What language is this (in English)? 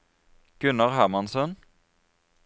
Norwegian